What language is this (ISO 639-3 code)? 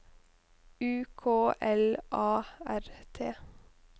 nor